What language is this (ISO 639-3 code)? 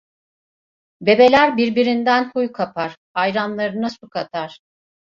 tur